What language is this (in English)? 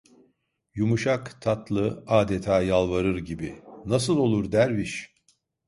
Turkish